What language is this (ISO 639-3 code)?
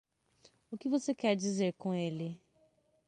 por